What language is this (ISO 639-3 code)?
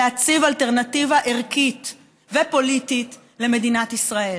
heb